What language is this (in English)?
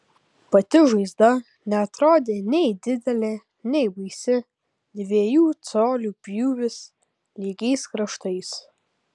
Lithuanian